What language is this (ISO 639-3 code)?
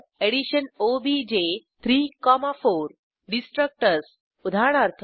mar